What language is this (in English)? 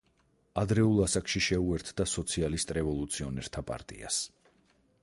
Georgian